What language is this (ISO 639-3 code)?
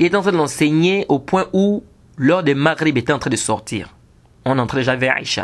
fra